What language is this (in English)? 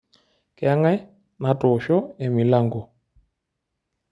Masai